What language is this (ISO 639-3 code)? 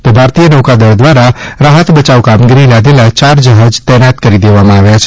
guj